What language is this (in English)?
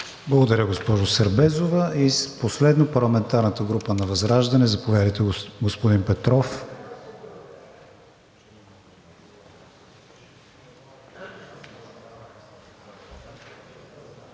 Bulgarian